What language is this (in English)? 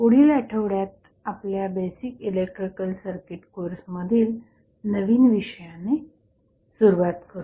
Marathi